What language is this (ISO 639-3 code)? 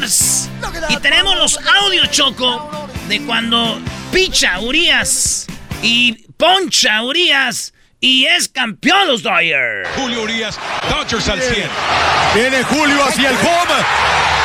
spa